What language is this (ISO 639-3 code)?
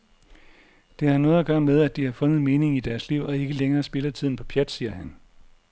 dan